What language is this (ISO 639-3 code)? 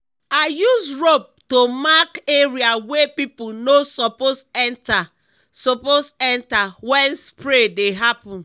pcm